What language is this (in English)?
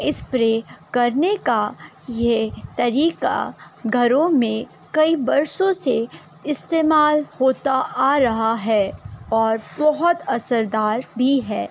Urdu